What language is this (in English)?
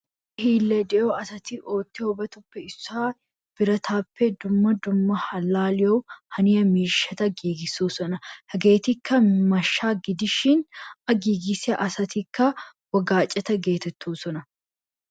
Wolaytta